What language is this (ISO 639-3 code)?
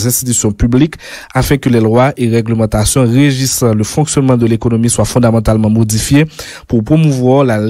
fra